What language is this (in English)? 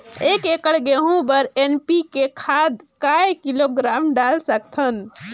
Chhattisgarhi